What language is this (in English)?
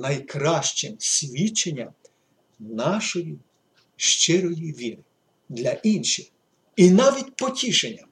Ukrainian